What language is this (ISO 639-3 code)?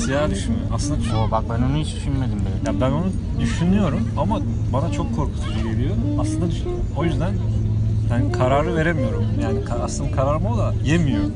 tur